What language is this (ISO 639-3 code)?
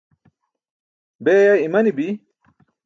bsk